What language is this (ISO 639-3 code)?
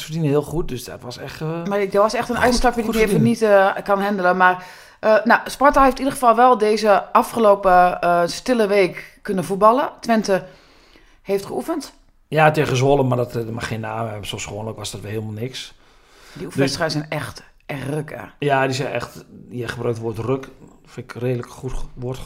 nld